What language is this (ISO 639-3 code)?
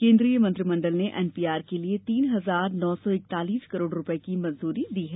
hin